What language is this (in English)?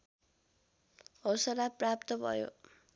Nepali